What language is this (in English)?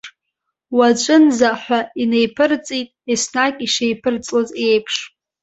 Abkhazian